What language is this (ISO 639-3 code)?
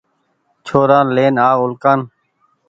gig